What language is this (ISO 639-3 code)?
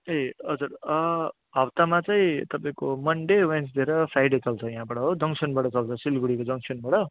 nep